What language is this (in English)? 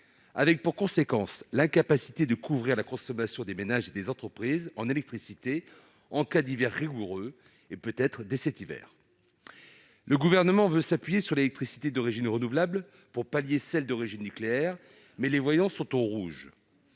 French